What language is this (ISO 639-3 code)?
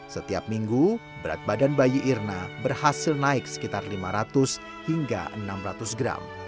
ind